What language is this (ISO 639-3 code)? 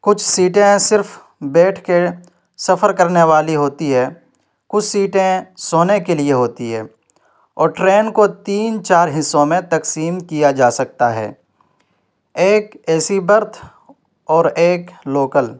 urd